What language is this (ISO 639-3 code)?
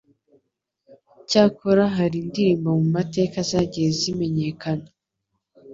kin